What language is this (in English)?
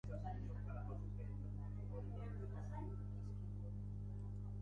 Basque